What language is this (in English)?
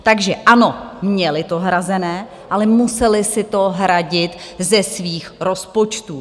Czech